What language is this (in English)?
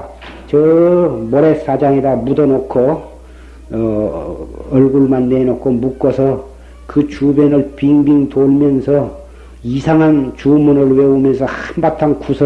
Korean